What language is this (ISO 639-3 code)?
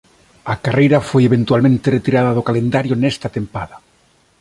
glg